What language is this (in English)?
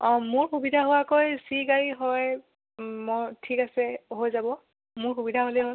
Assamese